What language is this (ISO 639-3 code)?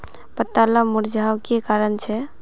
mag